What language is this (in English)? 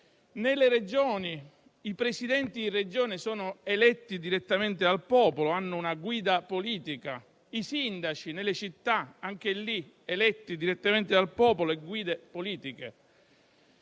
Italian